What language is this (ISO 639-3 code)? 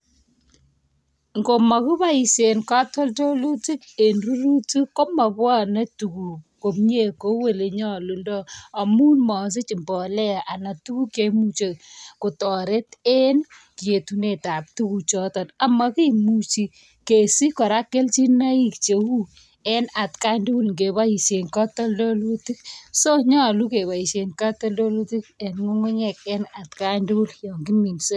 kln